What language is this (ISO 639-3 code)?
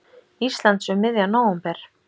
isl